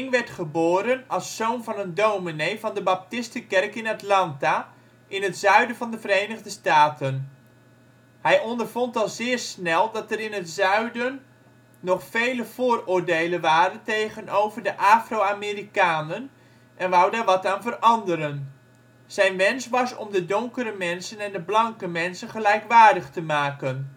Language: Dutch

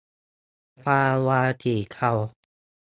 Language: Thai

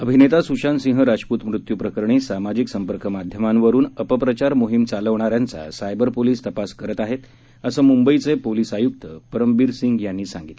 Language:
Marathi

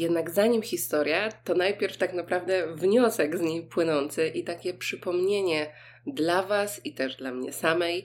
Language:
Polish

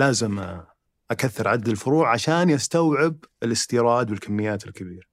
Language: Arabic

